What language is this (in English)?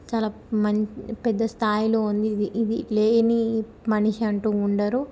Telugu